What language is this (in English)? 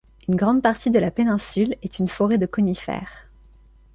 French